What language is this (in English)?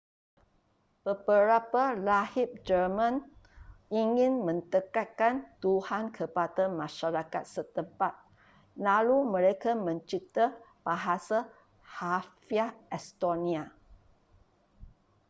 Malay